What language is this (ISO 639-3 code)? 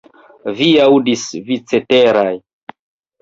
epo